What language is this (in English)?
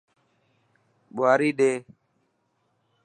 Dhatki